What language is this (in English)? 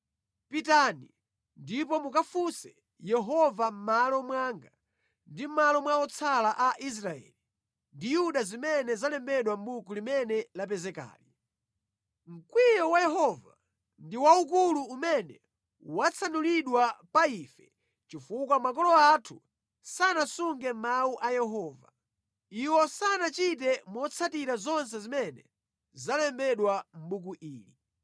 Nyanja